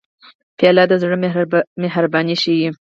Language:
Pashto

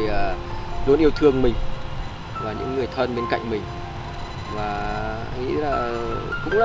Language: Vietnamese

